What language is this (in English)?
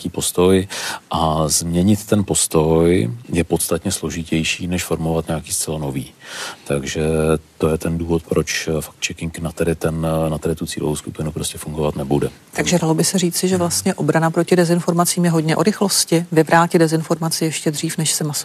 Czech